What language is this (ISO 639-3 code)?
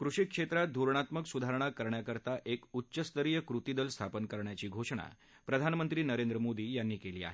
mar